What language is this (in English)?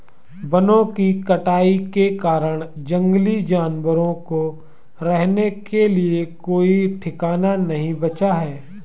Hindi